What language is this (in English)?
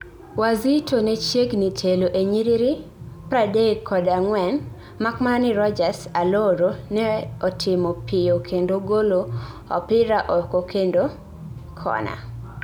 Luo (Kenya and Tanzania)